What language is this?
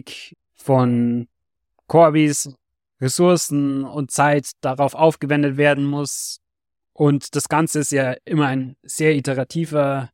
German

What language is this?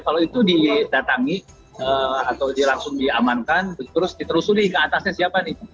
Indonesian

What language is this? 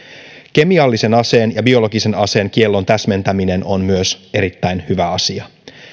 Finnish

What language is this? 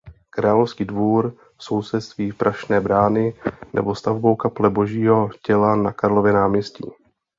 Czech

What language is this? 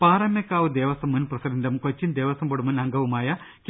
Malayalam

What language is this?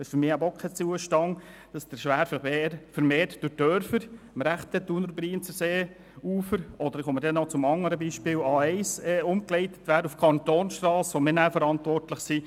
Swiss German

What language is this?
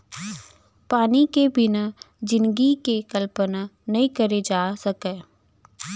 Chhattisgarhi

